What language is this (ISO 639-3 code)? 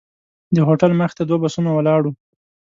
pus